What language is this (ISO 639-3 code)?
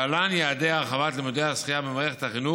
heb